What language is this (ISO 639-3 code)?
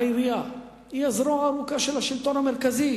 heb